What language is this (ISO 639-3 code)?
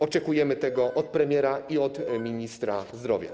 pol